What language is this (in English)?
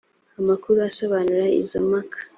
Kinyarwanda